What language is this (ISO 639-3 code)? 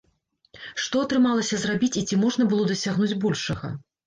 bel